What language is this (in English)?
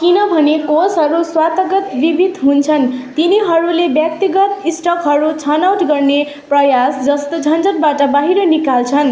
Nepali